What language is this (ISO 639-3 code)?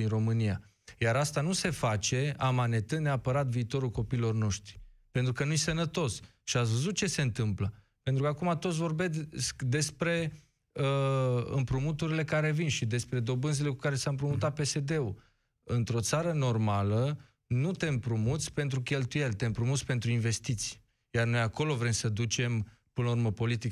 ron